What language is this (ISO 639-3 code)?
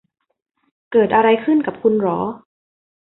tha